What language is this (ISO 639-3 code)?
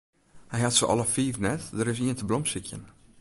fry